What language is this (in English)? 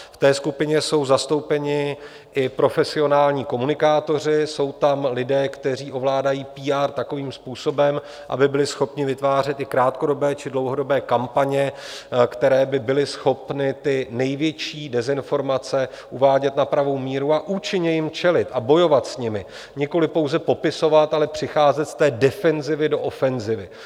Czech